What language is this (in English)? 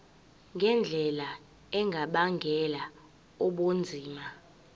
Zulu